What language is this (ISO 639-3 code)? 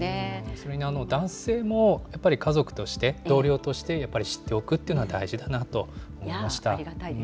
jpn